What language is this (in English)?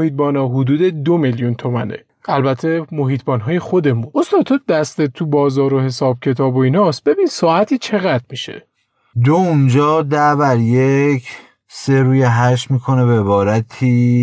Persian